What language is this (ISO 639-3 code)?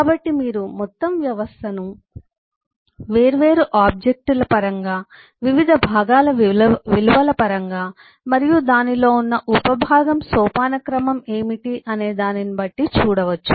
tel